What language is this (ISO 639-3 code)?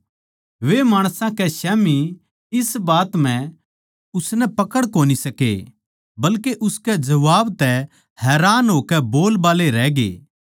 bgc